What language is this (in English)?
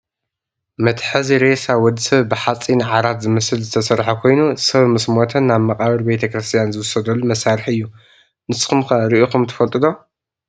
Tigrinya